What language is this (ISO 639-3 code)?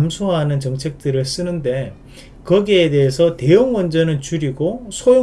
kor